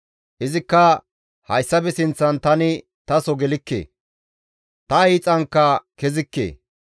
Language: Gamo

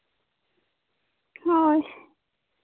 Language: Santali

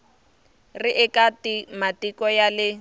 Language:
Tsonga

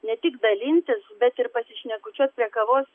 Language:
Lithuanian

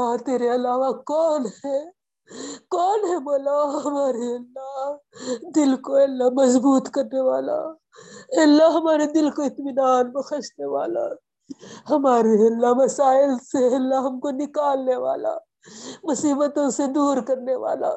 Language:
Urdu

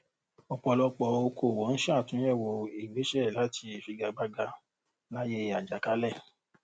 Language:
Yoruba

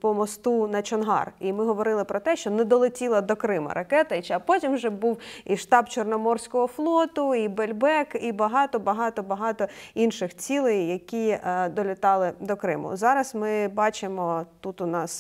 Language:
Ukrainian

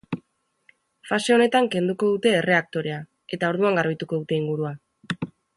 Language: Basque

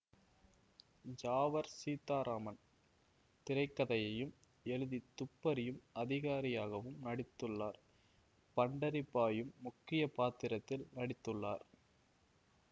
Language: Tamil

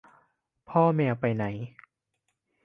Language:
Thai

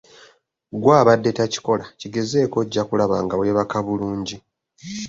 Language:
Ganda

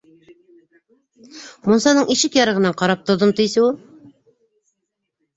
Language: Bashkir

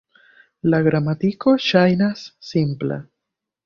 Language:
Esperanto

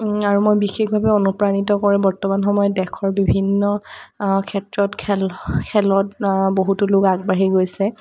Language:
Assamese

